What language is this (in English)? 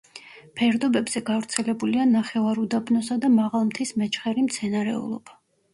Georgian